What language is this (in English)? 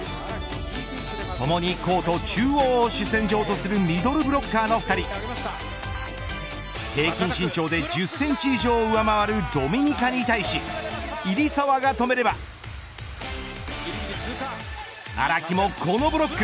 Japanese